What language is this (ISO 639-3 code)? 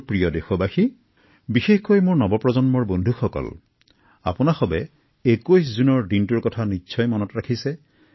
asm